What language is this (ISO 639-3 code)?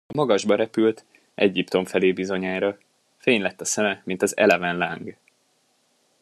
hun